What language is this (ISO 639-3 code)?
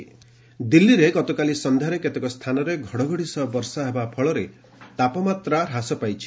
ori